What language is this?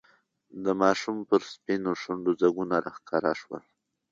Pashto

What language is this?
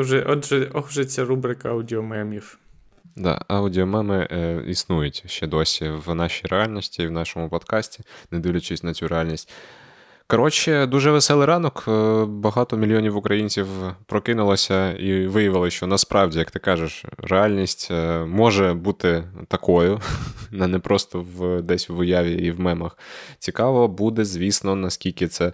Ukrainian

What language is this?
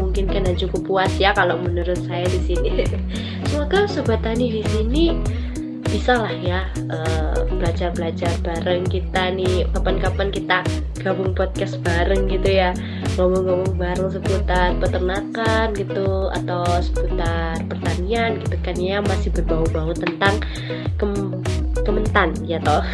Indonesian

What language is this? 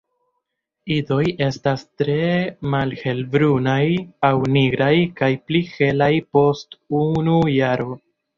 Esperanto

